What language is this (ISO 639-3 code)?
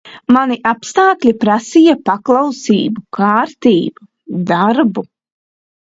lav